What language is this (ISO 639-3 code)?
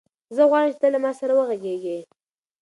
pus